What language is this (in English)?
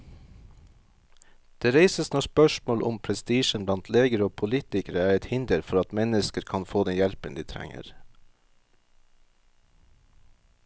Norwegian